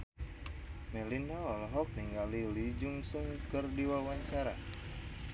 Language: Sundanese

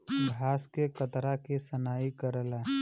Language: Bhojpuri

